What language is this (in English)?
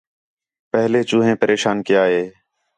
Khetrani